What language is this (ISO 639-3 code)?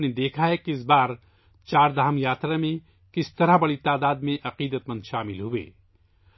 urd